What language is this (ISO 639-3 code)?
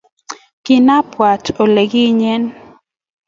kln